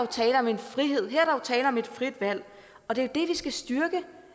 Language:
Danish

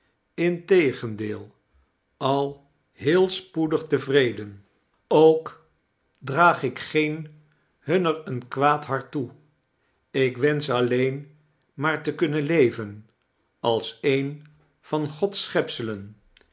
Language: Dutch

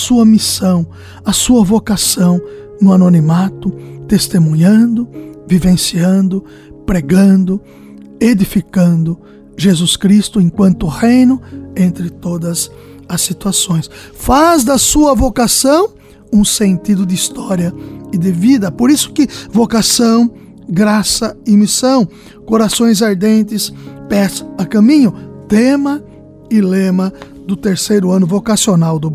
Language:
Portuguese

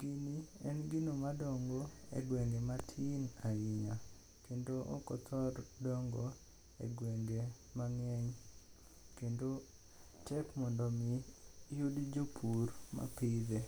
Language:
Luo (Kenya and Tanzania)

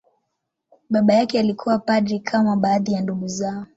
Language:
Swahili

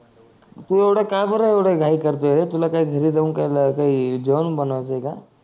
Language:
Marathi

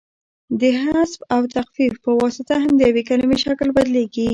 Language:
Pashto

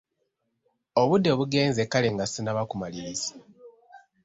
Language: Ganda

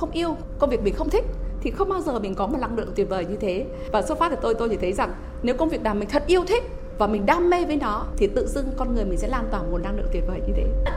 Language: Vietnamese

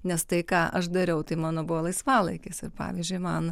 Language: Lithuanian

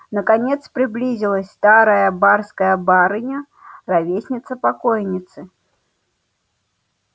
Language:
Russian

